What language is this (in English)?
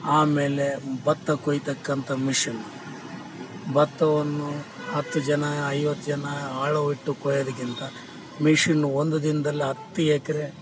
Kannada